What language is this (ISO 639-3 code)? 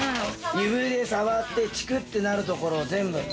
jpn